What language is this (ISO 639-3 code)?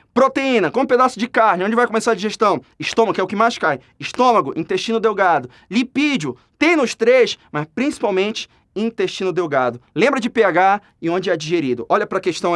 por